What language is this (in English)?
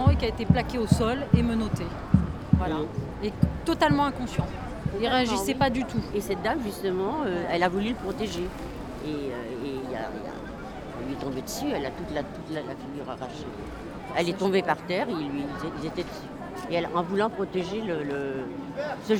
French